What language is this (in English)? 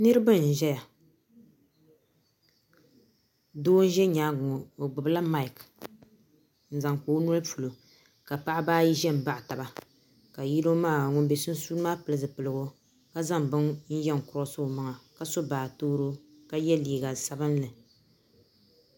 Dagbani